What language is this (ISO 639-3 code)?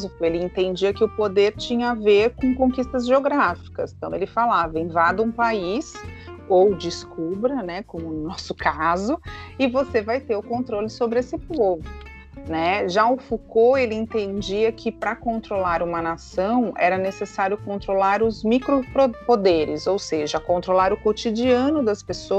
por